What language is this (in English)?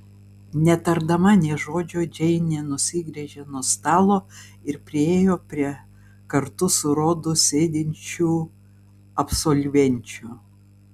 Lithuanian